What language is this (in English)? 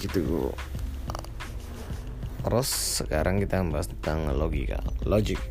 Indonesian